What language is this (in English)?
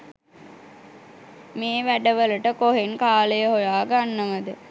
Sinhala